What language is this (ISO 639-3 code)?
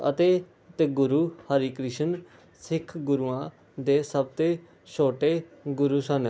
pan